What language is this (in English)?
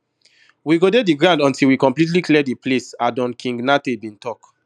Nigerian Pidgin